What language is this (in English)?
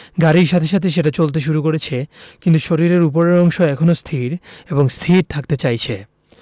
Bangla